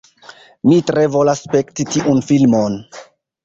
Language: Esperanto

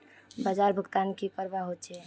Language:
Magahi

